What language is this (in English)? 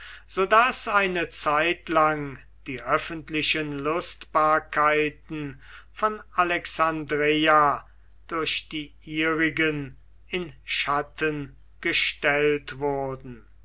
German